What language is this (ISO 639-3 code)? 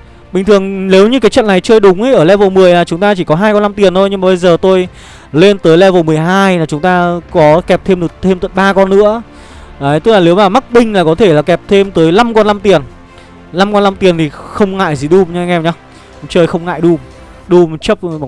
vie